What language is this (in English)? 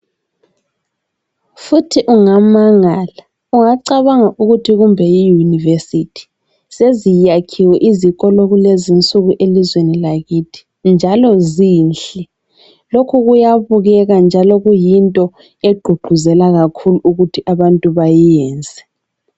North Ndebele